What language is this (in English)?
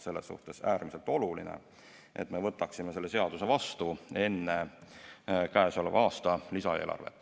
Estonian